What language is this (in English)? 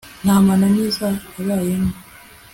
Kinyarwanda